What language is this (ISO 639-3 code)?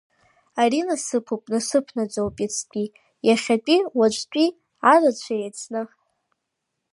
abk